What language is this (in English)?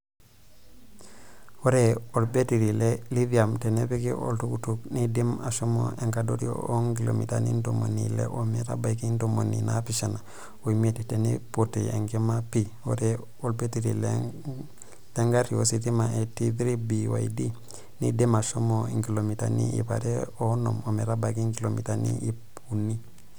Masai